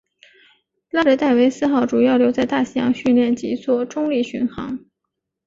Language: Chinese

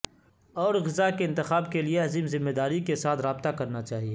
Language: Urdu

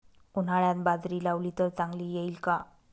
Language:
Marathi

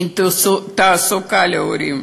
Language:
Hebrew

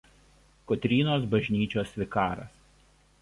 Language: Lithuanian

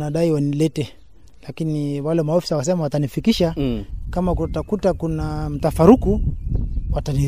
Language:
Swahili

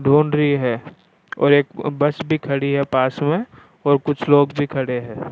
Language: Rajasthani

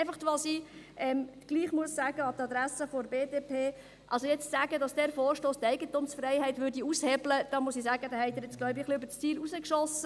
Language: Swiss German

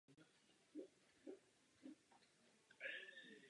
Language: Czech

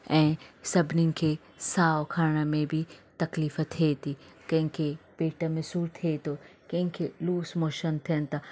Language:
Sindhi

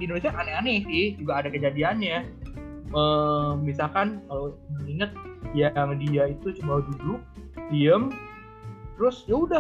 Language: Indonesian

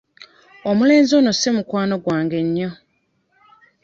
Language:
Ganda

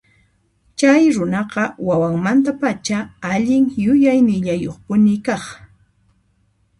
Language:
Puno Quechua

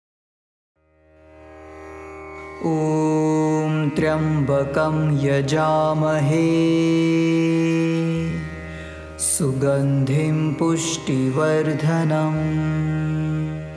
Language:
Marathi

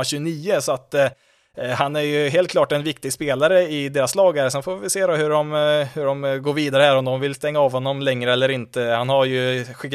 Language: Swedish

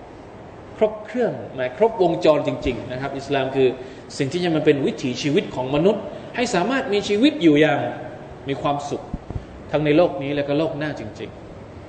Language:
Thai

